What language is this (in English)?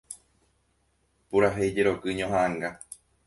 Guarani